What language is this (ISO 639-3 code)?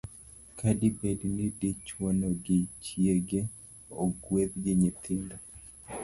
luo